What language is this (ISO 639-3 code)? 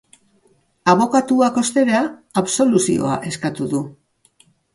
eus